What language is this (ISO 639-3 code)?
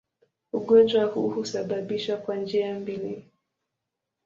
swa